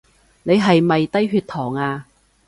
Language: Cantonese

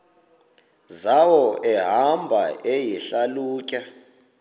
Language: Xhosa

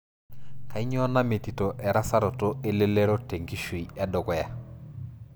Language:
Masai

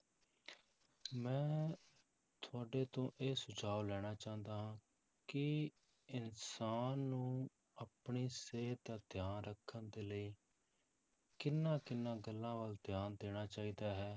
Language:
Punjabi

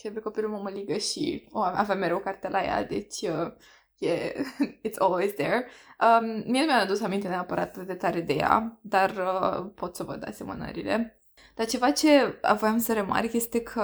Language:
Romanian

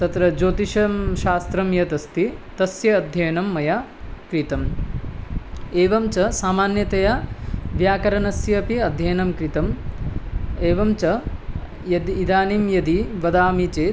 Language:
Sanskrit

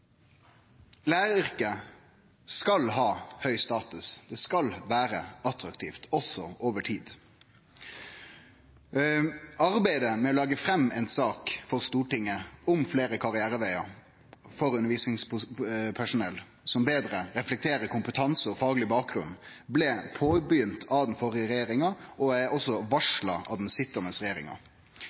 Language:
Norwegian Nynorsk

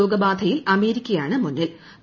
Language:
Malayalam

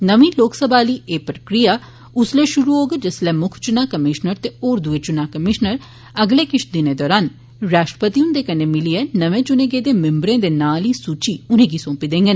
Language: Dogri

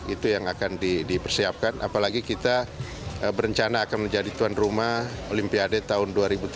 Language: Indonesian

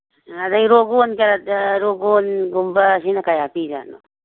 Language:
Manipuri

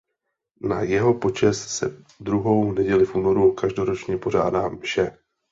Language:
Czech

